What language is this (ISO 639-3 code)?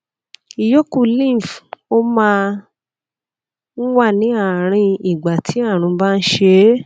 yor